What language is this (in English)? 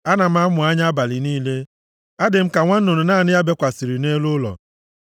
Igbo